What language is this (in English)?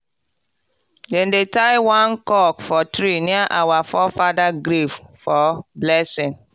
Nigerian Pidgin